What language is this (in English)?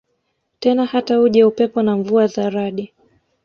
Swahili